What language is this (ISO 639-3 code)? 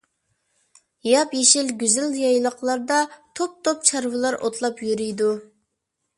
uig